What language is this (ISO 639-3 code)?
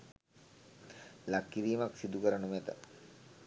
sin